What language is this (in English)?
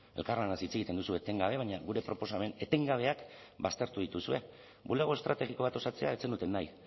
Basque